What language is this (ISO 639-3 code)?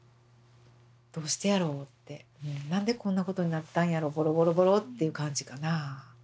jpn